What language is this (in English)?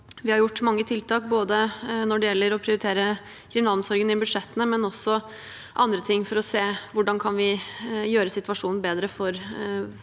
Norwegian